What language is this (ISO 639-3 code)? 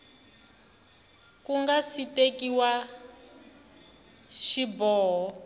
tso